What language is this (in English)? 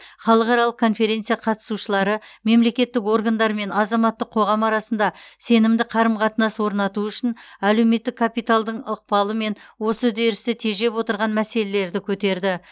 Kazakh